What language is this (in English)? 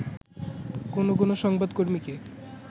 Bangla